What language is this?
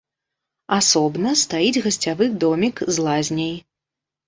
Belarusian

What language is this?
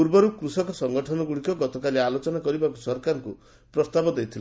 Odia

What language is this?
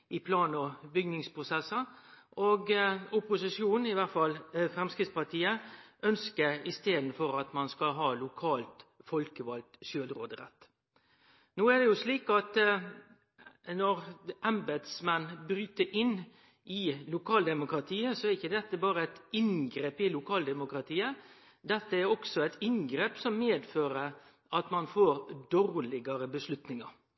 Norwegian Nynorsk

